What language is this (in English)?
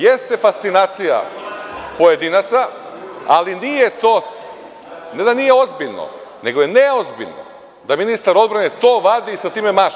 Serbian